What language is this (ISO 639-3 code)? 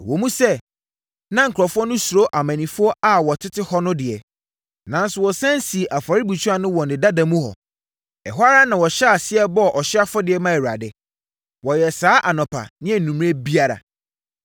aka